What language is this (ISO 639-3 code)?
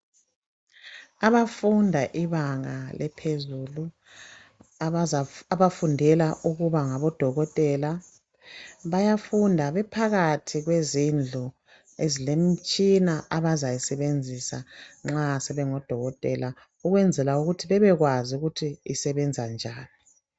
nde